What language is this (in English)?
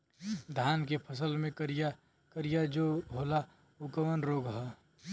Bhojpuri